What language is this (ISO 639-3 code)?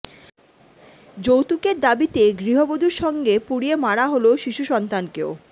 ben